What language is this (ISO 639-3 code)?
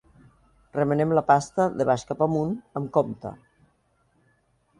cat